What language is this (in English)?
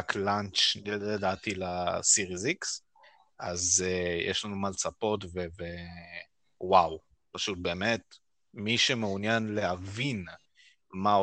Hebrew